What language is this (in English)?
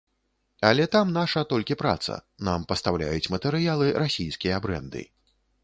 Belarusian